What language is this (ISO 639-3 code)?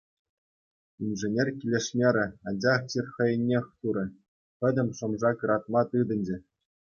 chv